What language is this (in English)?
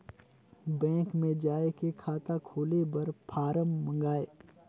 Chhattisgarhi